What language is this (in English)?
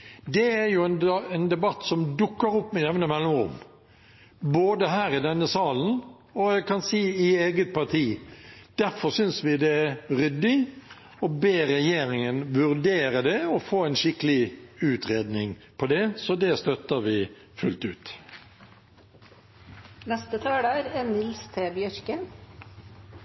Norwegian